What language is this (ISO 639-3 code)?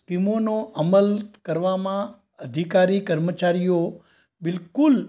guj